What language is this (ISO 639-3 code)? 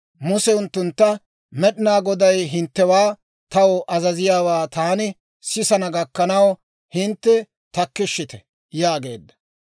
dwr